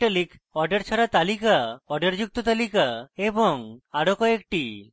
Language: Bangla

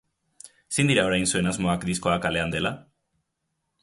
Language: Basque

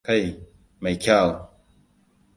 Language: Hausa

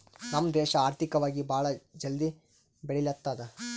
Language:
Kannada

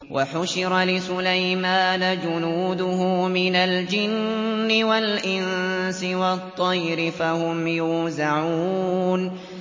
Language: Arabic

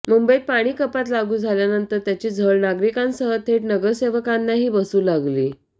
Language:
Marathi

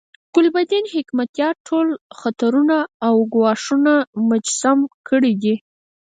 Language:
Pashto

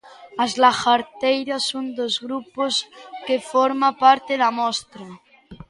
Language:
Galician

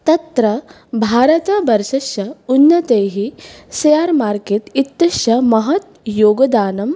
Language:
Sanskrit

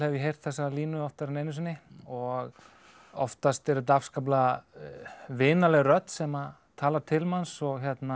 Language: Icelandic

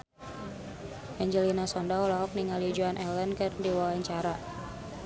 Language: Sundanese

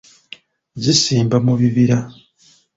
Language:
Ganda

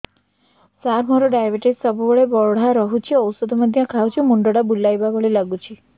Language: Odia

